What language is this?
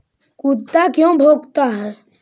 Magahi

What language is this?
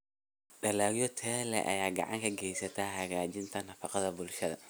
Somali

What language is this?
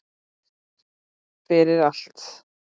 Icelandic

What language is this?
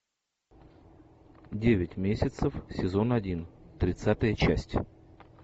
Russian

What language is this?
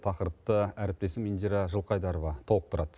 Kazakh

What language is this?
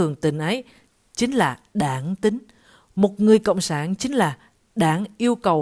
Vietnamese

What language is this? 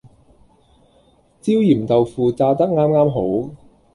Cantonese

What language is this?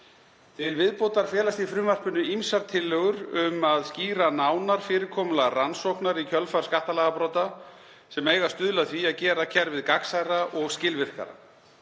Icelandic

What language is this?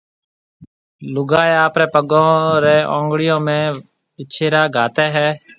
Marwari (Pakistan)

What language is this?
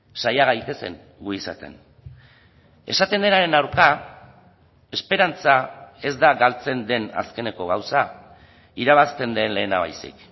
Basque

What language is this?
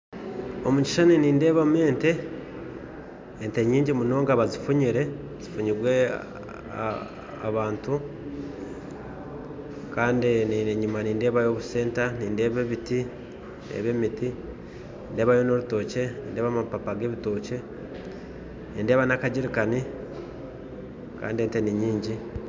Nyankole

